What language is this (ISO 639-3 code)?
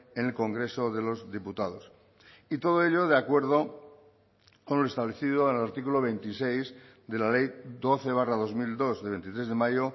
spa